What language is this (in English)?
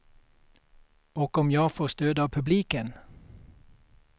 Swedish